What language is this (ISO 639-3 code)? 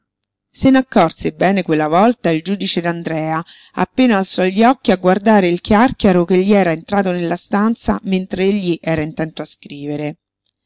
ita